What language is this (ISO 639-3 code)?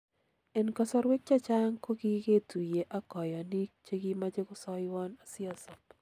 kln